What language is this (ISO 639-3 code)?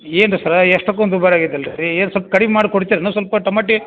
kan